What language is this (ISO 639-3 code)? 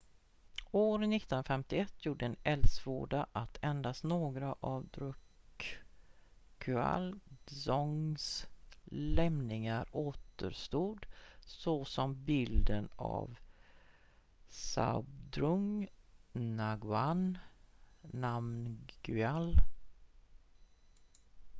swe